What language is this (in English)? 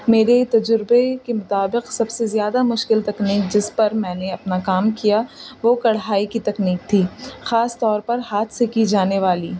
Urdu